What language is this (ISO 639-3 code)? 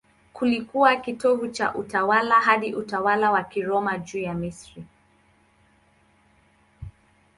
swa